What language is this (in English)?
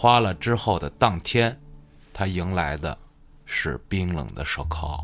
Chinese